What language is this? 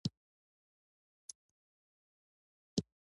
Pashto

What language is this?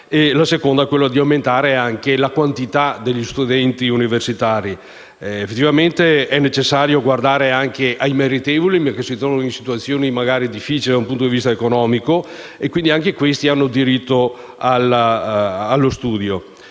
Italian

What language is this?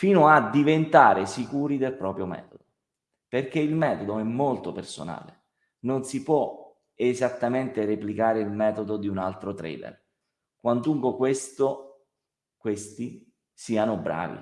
Italian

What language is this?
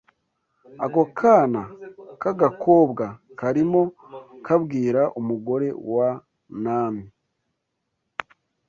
Kinyarwanda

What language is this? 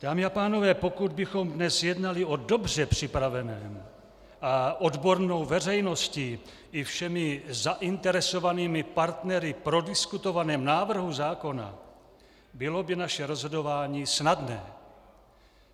Czech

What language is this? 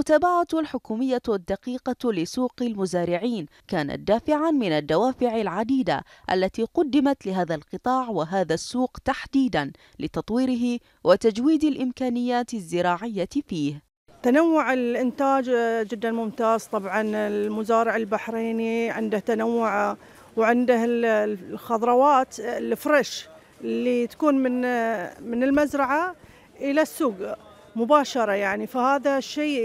Arabic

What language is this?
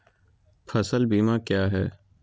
Magahi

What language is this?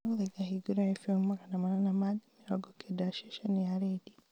Kikuyu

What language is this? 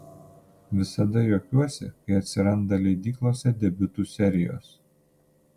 Lithuanian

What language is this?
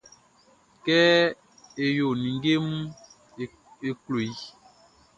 Baoulé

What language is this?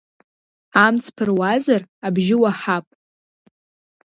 Abkhazian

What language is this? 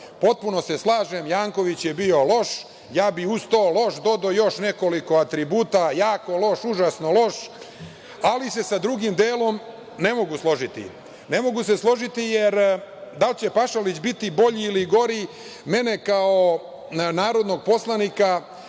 Serbian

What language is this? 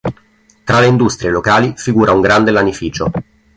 Italian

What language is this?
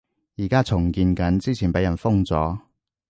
Cantonese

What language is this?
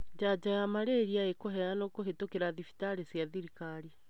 Kikuyu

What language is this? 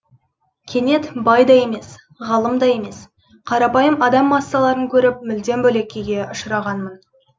Kazakh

